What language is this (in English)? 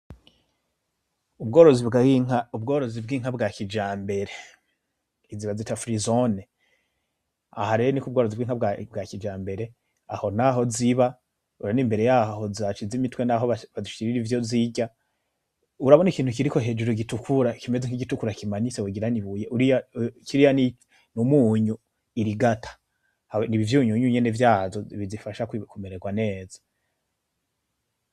Rundi